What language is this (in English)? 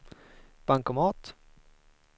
Swedish